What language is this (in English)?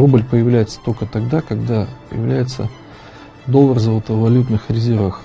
Russian